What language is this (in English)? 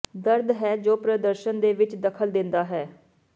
Punjabi